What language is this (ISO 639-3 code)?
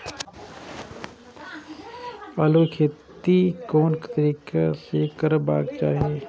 mai